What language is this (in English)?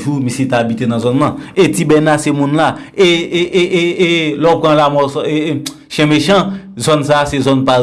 French